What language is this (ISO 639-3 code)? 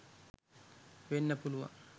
sin